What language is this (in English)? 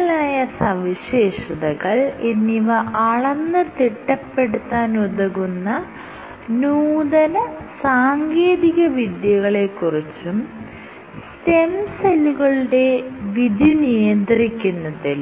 Malayalam